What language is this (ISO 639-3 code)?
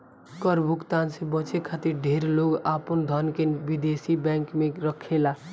bho